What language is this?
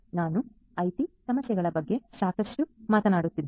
Kannada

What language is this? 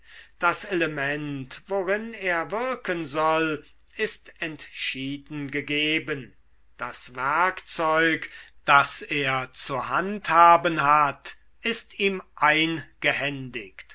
German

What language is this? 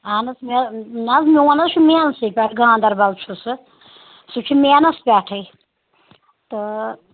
Kashmiri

